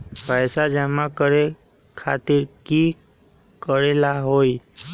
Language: Magahi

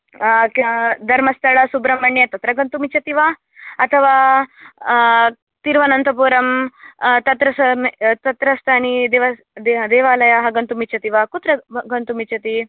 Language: Sanskrit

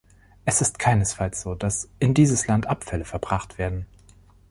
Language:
German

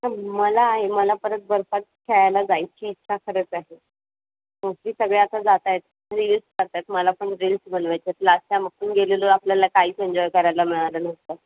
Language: Marathi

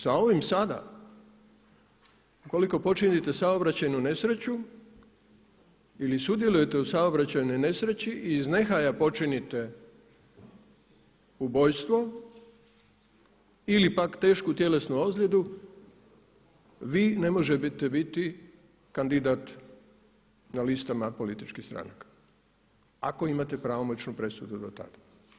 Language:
Croatian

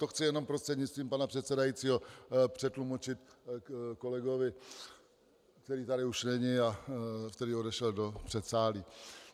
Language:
Czech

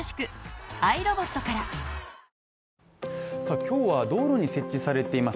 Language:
Japanese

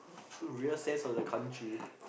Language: English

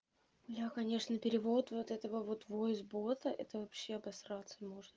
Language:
Russian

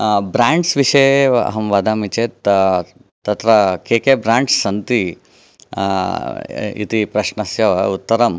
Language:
Sanskrit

